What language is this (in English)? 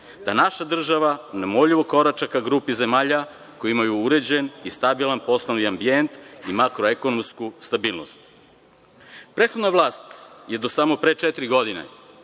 Serbian